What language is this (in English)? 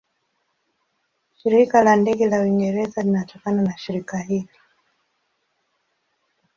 Swahili